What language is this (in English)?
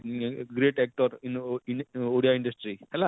Odia